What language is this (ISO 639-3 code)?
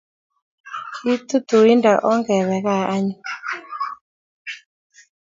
kln